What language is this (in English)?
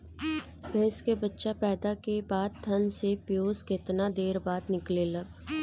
Bhojpuri